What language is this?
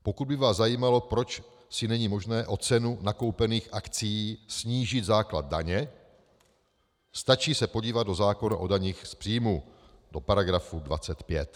Czech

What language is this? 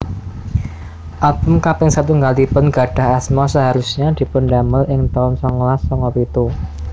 Javanese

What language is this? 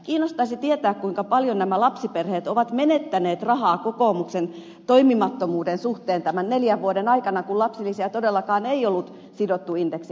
Finnish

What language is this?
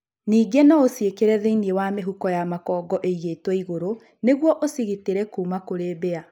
Kikuyu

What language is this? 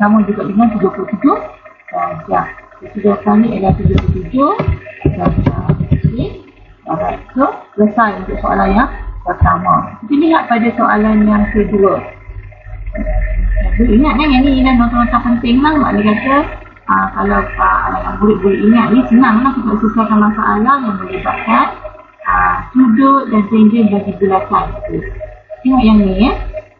Malay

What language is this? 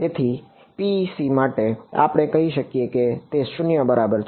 Gujarati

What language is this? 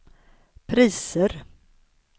Swedish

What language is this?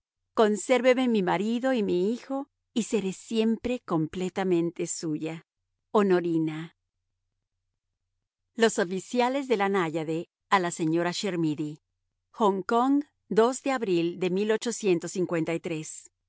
Spanish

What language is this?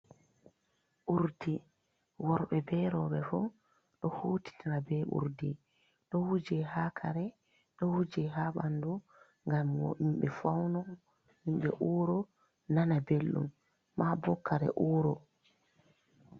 Fula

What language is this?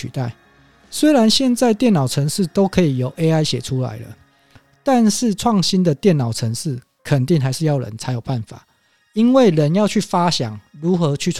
Chinese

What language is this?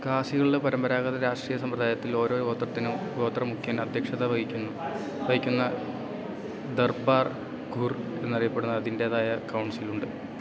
Malayalam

